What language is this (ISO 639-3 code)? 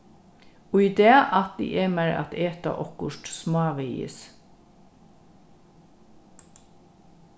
fao